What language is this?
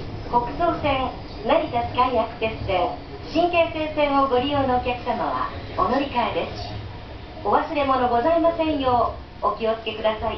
Japanese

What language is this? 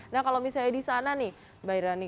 Indonesian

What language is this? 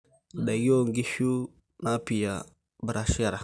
Masai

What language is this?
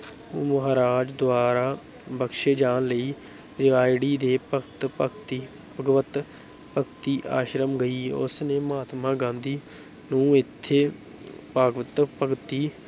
Punjabi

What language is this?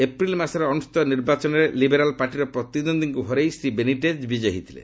Odia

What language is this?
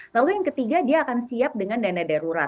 Indonesian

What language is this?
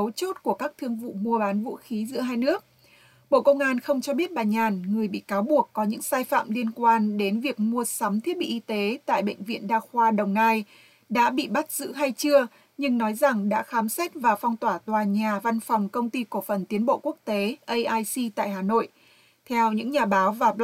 Vietnamese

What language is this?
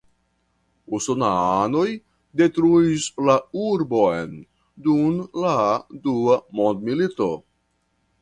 Esperanto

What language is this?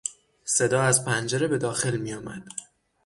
Persian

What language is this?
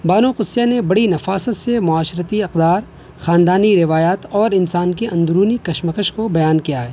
Urdu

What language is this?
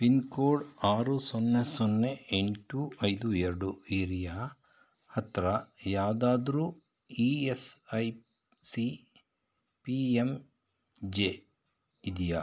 Kannada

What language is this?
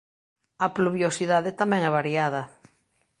Galician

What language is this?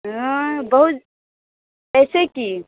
Maithili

